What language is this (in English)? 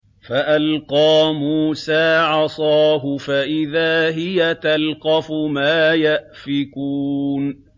Arabic